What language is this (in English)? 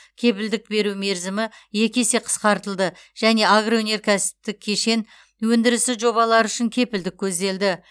Kazakh